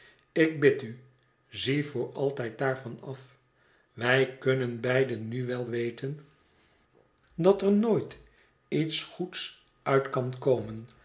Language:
Dutch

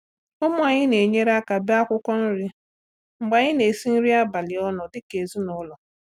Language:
Igbo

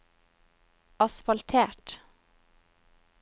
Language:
Norwegian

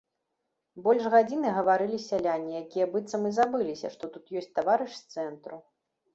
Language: Belarusian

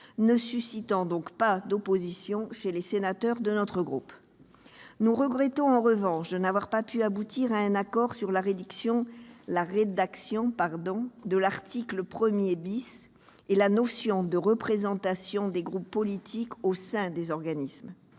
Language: French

